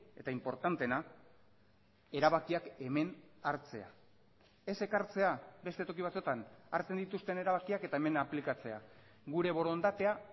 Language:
Basque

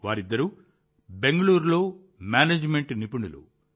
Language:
Telugu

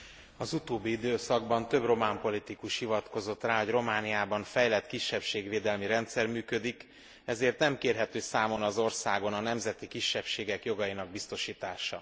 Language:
Hungarian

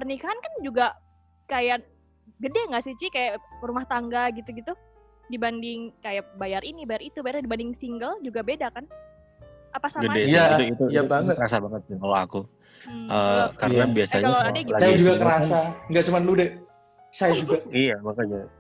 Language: Indonesian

